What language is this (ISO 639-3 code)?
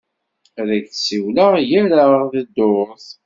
kab